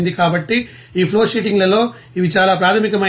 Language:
Telugu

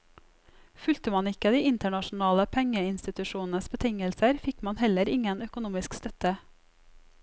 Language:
Norwegian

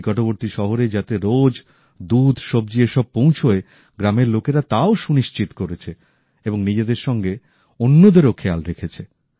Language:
Bangla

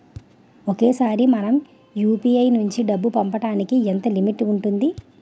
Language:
Telugu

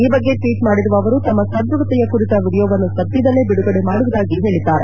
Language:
Kannada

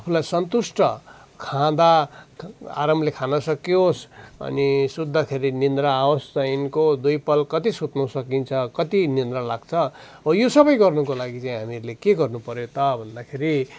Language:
Nepali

